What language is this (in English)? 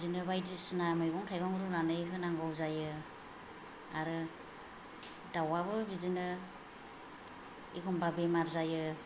Bodo